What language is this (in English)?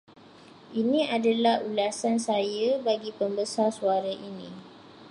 Malay